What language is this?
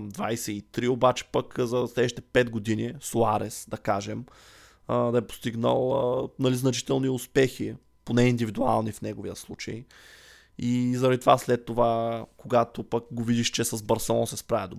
Bulgarian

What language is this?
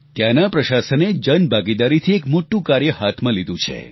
Gujarati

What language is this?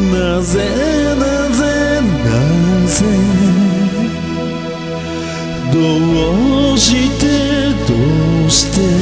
Japanese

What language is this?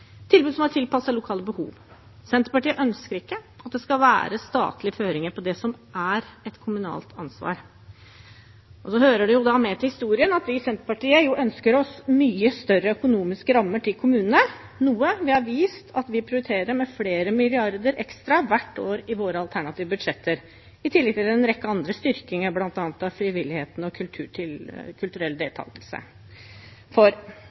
Norwegian Bokmål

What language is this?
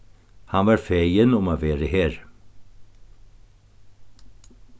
Faroese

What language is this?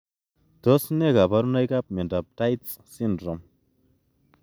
Kalenjin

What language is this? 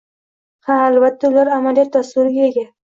Uzbek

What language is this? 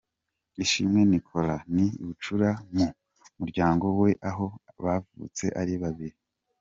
Kinyarwanda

